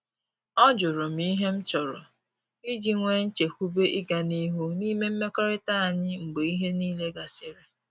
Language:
Igbo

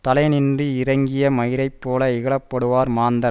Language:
Tamil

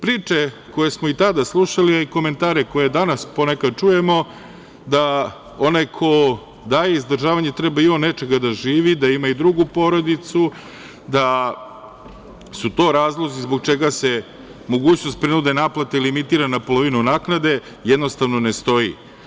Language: Serbian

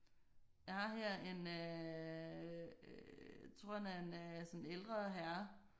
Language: Danish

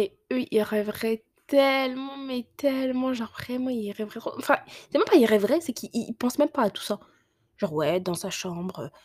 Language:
French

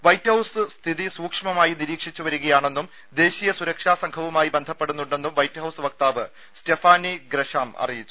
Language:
Malayalam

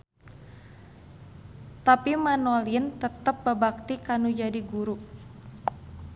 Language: Sundanese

